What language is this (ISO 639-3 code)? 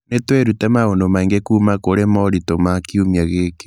kik